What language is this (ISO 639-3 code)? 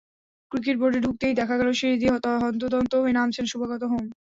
ben